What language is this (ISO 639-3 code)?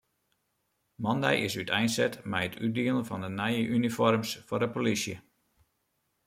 fry